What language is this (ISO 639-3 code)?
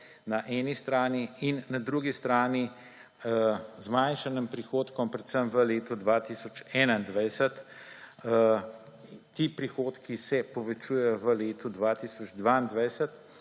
slv